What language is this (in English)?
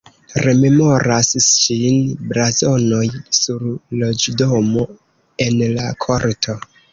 Esperanto